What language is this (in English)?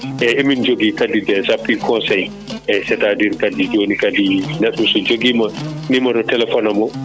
Fula